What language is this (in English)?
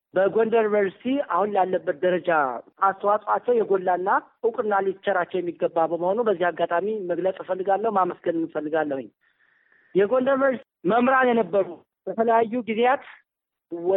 Amharic